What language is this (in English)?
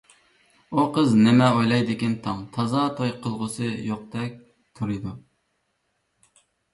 Uyghur